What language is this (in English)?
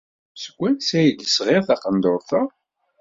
Kabyle